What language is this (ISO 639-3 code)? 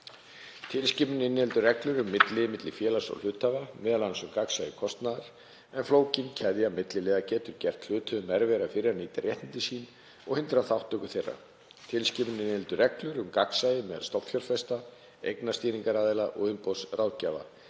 isl